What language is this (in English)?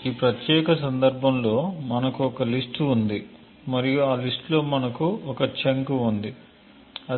Telugu